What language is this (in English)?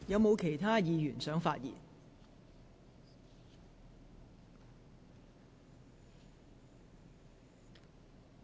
Cantonese